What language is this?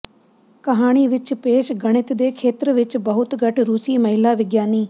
Punjabi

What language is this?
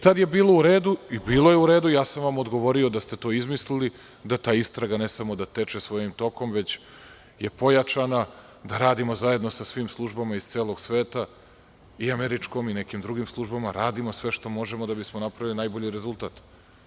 Serbian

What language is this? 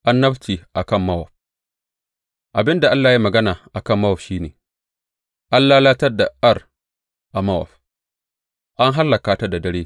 Hausa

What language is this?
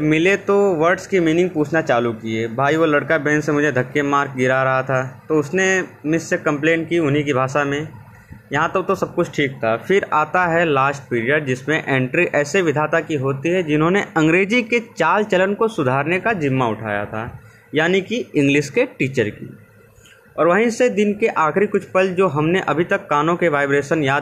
Hindi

